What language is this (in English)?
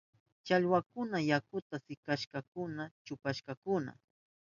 Southern Pastaza Quechua